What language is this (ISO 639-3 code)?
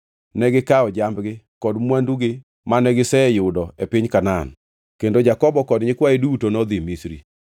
luo